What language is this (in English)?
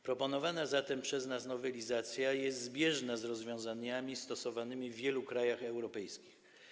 Polish